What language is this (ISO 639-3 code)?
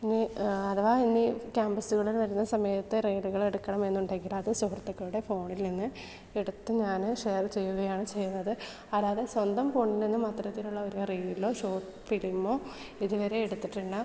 mal